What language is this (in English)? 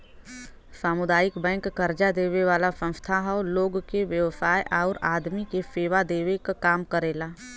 Bhojpuri